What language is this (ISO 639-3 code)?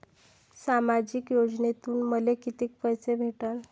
mar